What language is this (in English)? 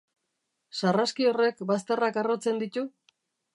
Basque